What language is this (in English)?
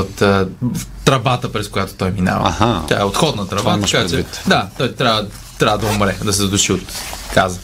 Bulgarian